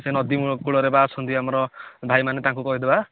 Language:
Odia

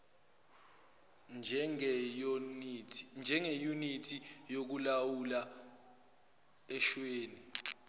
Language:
Zulu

